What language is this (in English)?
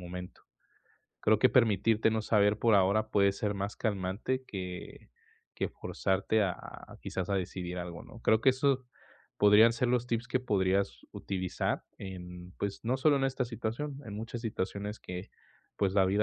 Spanish